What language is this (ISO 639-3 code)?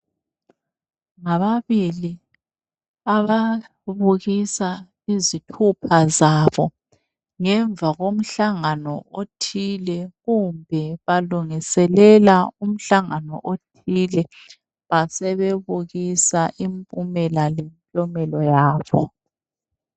nde